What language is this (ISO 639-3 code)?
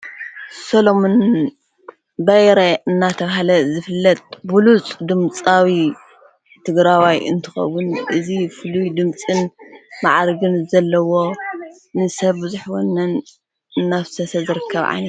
tir